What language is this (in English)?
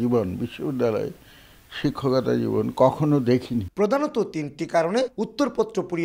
Italian